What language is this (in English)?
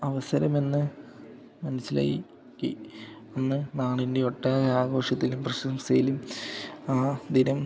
Malayalam